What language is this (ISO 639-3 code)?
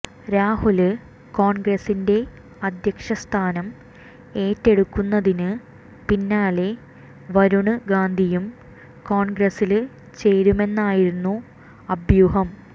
mal